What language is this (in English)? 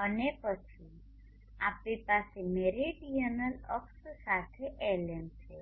Gujarati